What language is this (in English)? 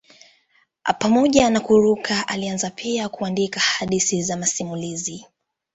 Swahili